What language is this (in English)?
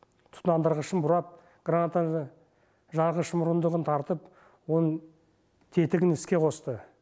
Kazakh